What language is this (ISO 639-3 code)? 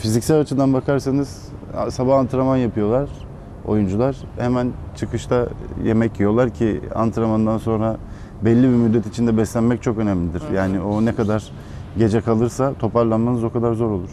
tur